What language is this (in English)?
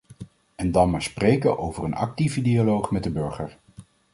Dutch